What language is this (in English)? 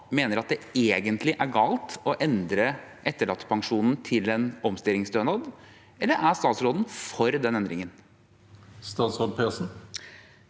Norwegian